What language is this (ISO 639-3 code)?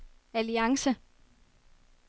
dan